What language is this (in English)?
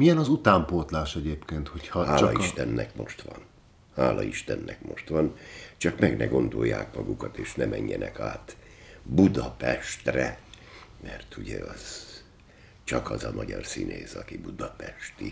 Hungarian